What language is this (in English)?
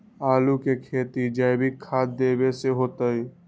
Magahi